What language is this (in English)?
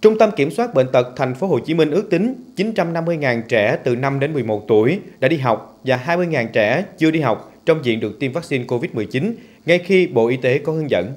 Vietnamese